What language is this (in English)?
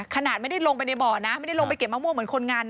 Thai